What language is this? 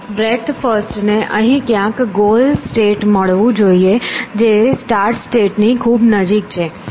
Gujarati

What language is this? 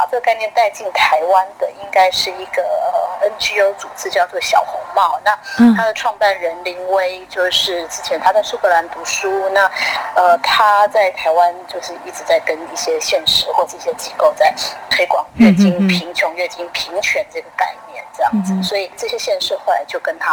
Chinese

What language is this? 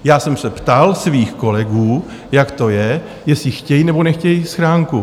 Czech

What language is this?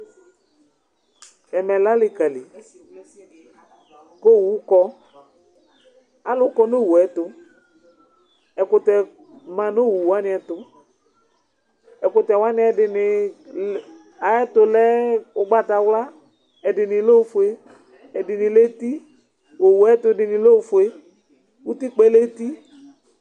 Ikposo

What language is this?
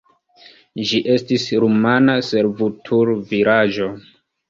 Esperanto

